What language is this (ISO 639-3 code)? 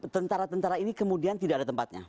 ind